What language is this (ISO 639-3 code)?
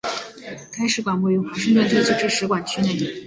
zho